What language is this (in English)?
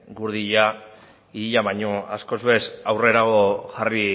Basque